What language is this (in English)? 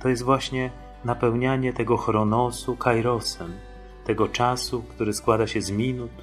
Polish